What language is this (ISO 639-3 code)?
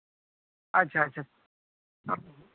sat